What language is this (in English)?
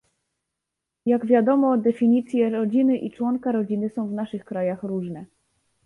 Polish